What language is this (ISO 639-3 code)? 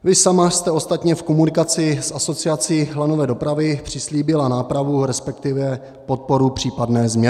ces